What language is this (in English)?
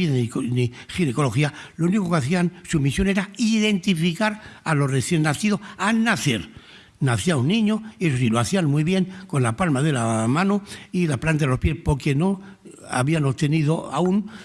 Spanish